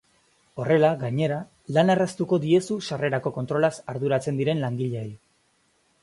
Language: Basque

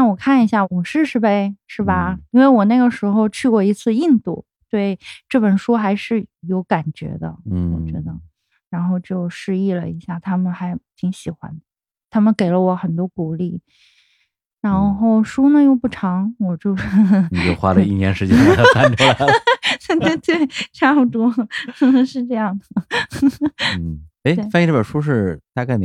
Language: Chinese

